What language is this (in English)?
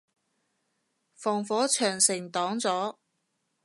Cantonese